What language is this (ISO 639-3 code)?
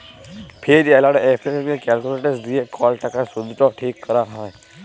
ben